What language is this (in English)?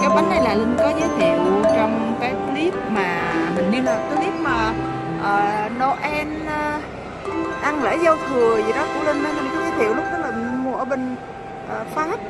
Vietnamese